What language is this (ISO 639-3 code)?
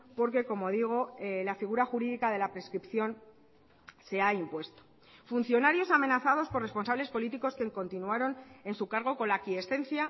spa